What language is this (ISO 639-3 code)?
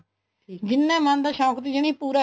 pan